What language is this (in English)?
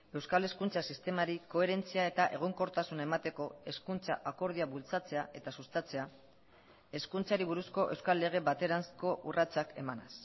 Basque